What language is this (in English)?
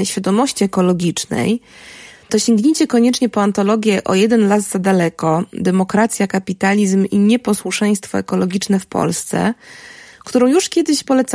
Polish